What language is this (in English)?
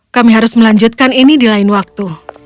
Indonesian